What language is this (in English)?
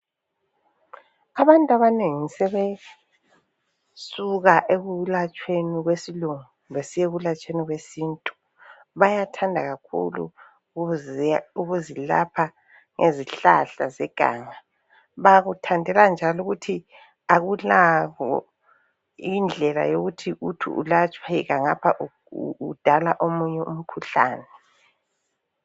North Ndebele